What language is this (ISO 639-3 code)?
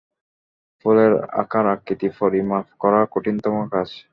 ben